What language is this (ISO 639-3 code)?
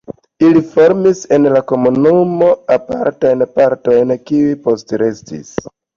epo